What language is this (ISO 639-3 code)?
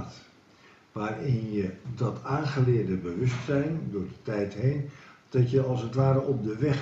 nld